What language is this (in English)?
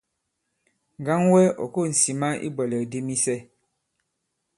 Bankon